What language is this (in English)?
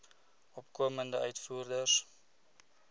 Afrikaans